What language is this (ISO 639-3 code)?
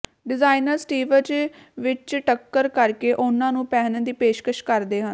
pan